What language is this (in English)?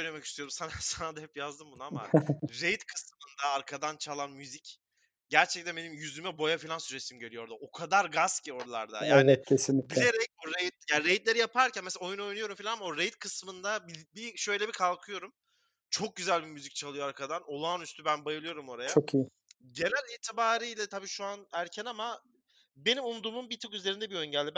Turkish